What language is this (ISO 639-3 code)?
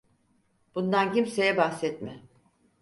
tur